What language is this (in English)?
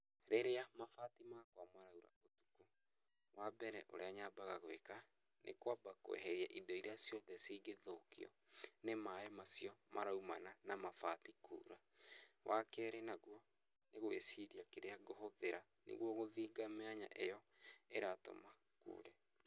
Kikuyu